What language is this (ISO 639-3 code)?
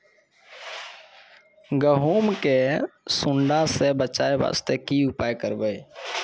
mai